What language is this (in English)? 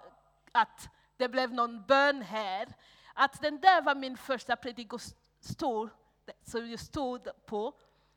Swedish